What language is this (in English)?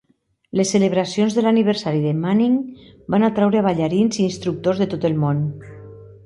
Catalan